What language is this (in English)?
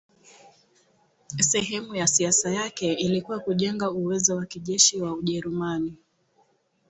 Swahili